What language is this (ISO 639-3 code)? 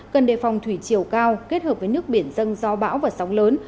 vie